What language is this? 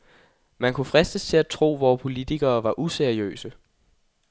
Danish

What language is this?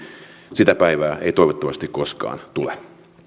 Finnish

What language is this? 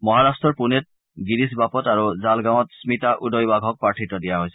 Assamese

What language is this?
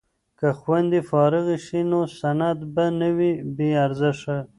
Pashto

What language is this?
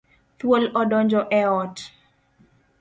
Luo (Kenya and Tanzania)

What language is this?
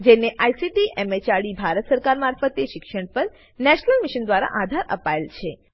Gujarati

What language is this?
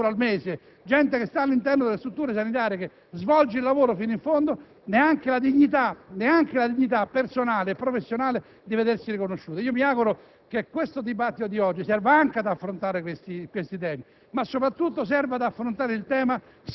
Italian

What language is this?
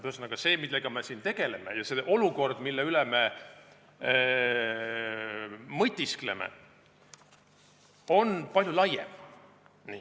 Estonian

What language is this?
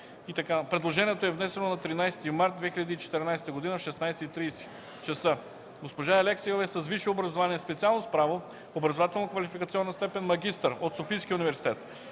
Bulgarian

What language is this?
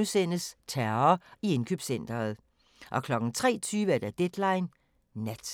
Danish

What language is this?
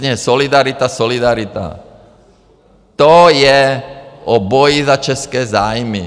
Czech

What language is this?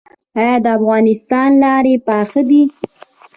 Pashto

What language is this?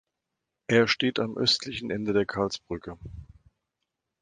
German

